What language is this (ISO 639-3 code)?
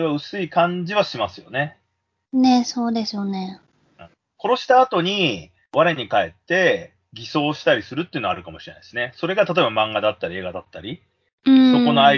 jpn